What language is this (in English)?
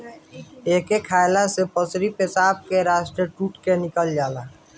Bhojpuri